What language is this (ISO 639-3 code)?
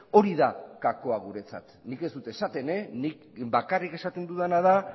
eus